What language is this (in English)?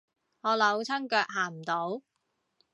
Cantonese